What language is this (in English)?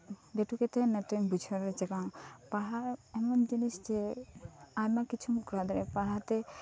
Santali